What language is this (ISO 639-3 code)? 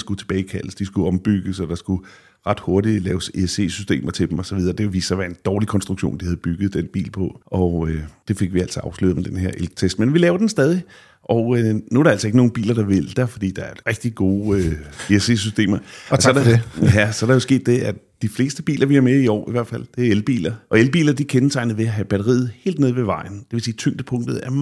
dan